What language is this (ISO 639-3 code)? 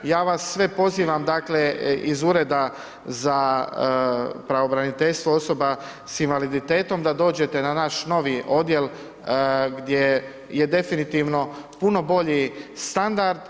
hrv